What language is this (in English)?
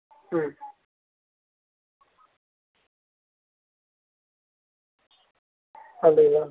Tamil